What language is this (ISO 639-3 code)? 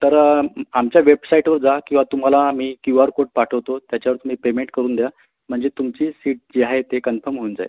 mar